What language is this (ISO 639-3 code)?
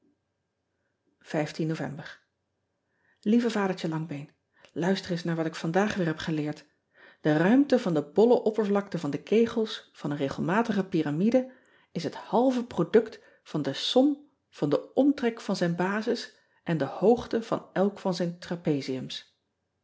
nld